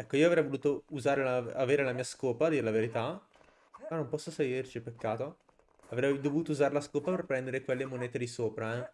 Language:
Italian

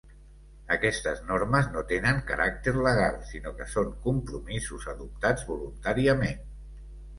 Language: Catalan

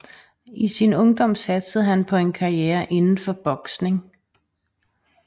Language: Danish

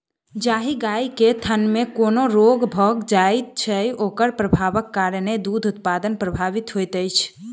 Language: Maithili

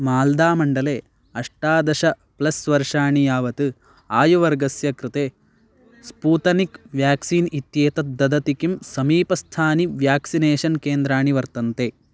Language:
Sanskrit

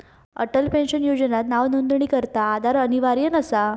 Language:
Marathi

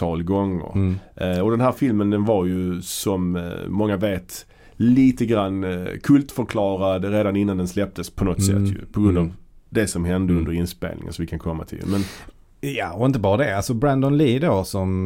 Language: Swedish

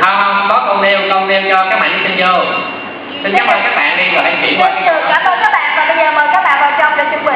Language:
Vietnamese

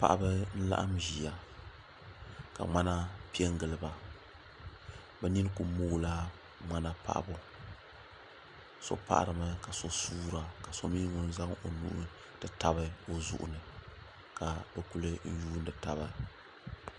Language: Dagbani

